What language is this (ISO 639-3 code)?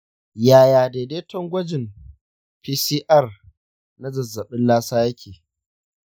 hau